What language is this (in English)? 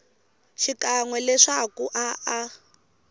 Tsonga